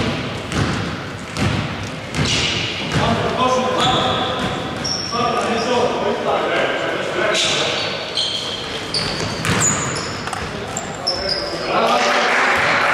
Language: Greek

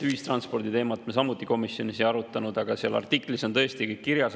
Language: Estonian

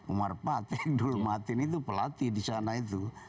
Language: Indonesian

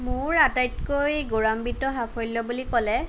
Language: Assamese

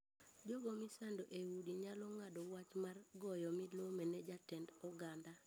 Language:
Luo (Kenya and Tanzania)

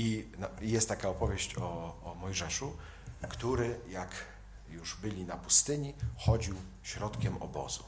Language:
Polish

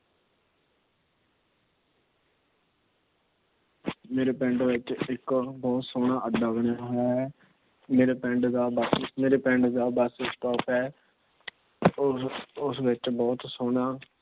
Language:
Punjabi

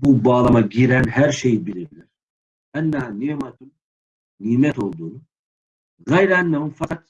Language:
Turkish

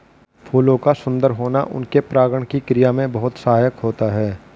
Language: Hindi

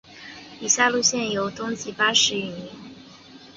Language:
Chinese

